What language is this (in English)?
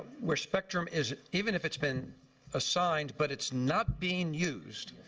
English